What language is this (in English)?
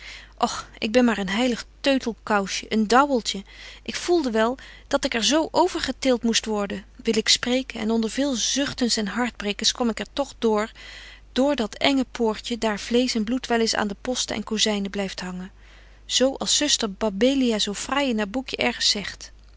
Dutch